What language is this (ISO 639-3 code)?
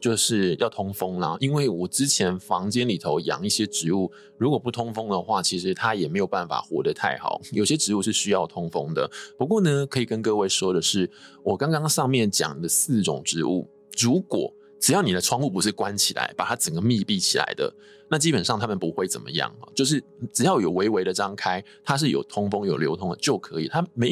zho